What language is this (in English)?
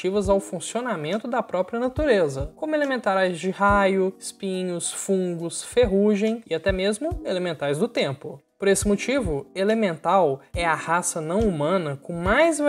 Portuguese